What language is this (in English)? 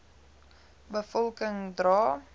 Afrikaans